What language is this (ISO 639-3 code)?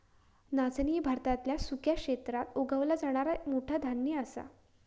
mar